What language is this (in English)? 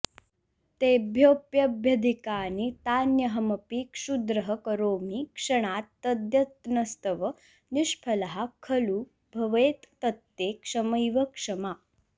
Sanskrit